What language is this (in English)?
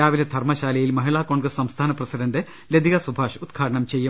Malayalam